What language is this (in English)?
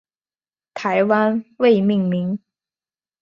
Chinese